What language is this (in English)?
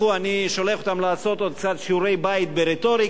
Hebrew